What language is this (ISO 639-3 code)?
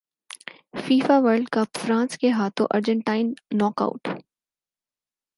urd